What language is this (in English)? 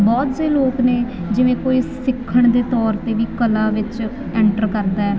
Punjabi